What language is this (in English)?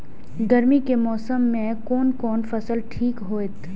Maithili